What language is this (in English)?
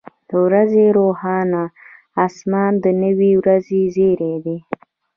Pashto